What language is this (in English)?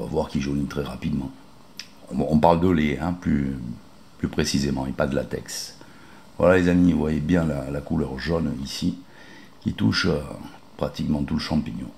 French